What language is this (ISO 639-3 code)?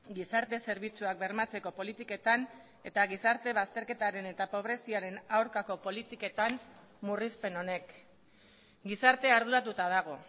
eus